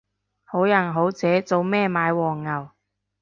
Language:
Cantonese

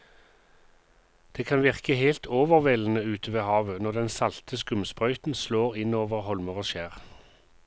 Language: Norwegian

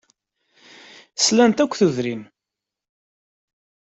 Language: Kabyle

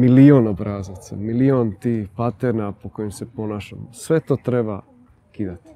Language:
Croatian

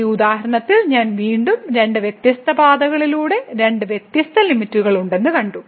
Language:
Malayalam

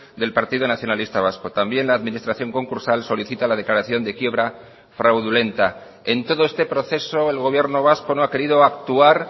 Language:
Spanish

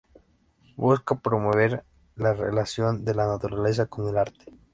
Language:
Spanish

